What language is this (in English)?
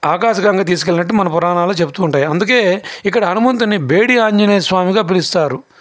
Telugu